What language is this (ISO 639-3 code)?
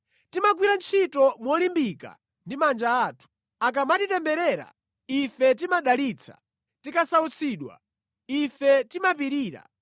nya